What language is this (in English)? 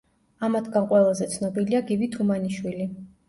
Georgian